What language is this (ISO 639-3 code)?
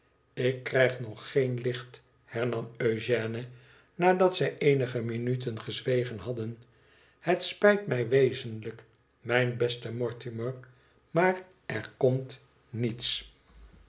nld